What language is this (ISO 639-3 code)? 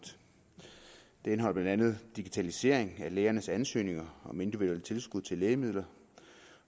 dan